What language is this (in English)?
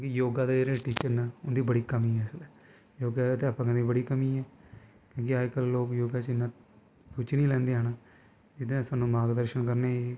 Dogri